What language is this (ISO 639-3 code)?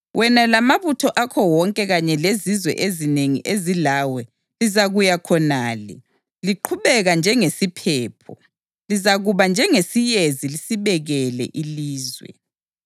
nde